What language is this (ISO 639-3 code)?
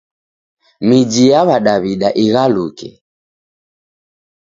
dav